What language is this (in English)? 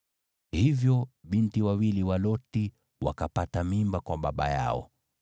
Swahili